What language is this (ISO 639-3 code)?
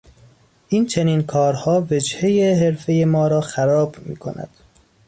fas